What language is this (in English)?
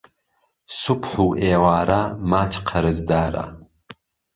Central Kurdish